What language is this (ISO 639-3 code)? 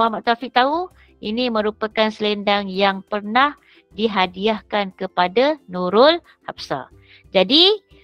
msa